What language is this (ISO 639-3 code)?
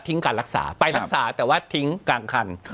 tha